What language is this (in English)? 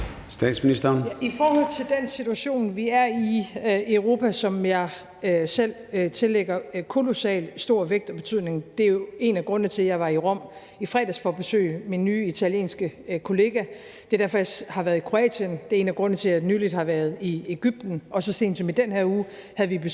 Danish